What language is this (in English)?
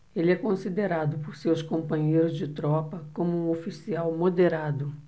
Portuguese